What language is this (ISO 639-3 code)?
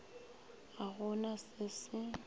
nso